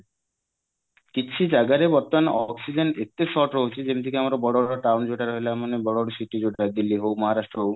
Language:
Odia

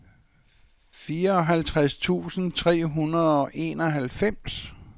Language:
Danish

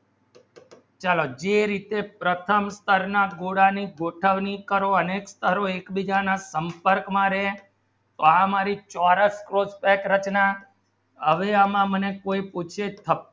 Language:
Gujarati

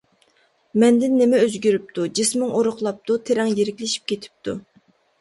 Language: Uyghur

